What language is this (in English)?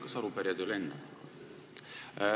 Estonian